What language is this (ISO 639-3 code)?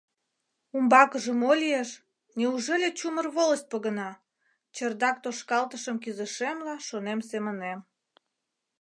chm